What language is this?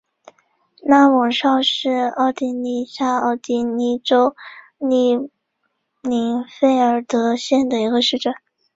Chinese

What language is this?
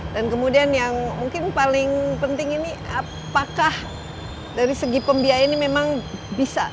Indonesian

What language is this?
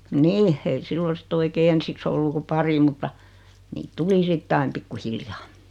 Finnish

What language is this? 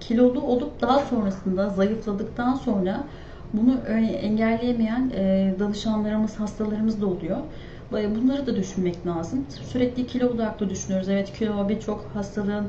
Turkish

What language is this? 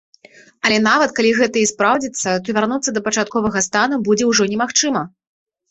Belarusian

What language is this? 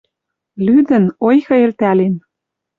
Western Mari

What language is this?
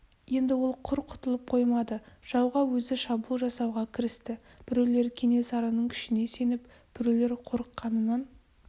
Kazakh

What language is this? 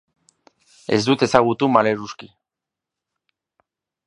Basque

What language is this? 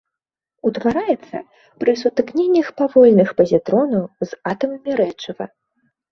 Belarusian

